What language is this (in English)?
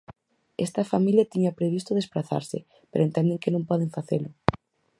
Galician